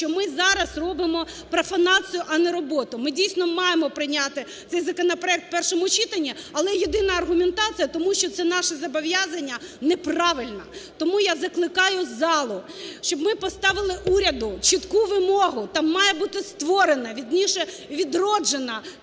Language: Ukrainian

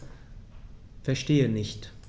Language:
German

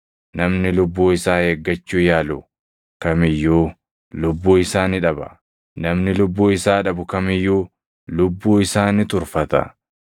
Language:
Oromo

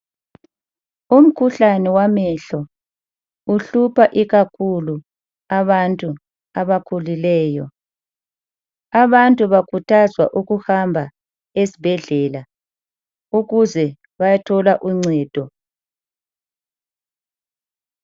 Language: North Ndebele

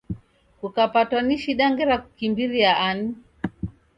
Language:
Taita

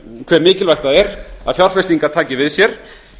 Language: Icelandic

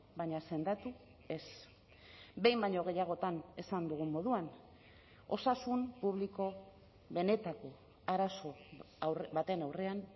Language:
Basque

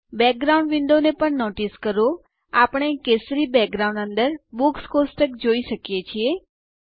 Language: Gujarati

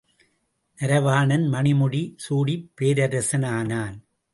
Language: Tamil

